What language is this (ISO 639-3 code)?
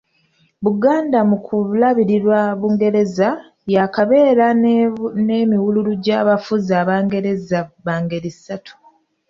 lug